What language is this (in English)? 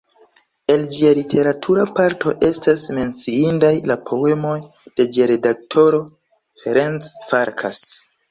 Esperanto